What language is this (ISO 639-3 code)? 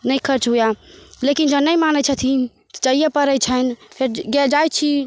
mai